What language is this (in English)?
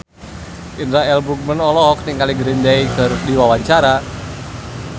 Sundanese